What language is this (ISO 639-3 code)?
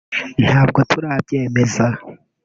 kin